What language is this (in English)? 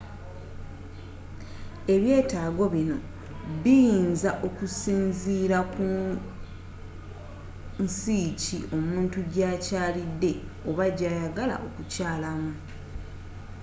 Ganda